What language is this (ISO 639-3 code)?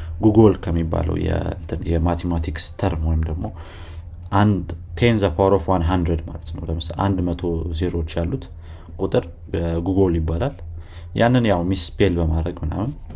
amh